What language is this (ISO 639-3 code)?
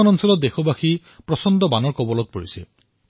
asm